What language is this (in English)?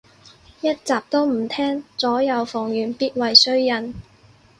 Cantonese